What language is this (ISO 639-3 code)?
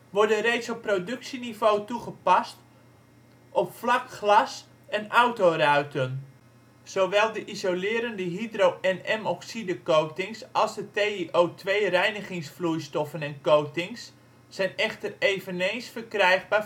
nld